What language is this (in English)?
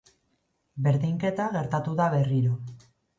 Basque